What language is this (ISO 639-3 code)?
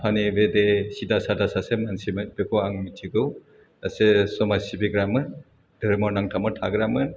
brx